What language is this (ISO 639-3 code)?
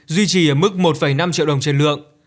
vie